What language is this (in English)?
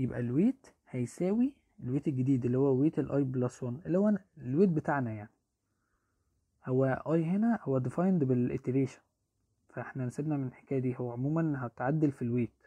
Arabic